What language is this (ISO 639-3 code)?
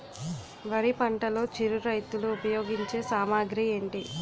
tel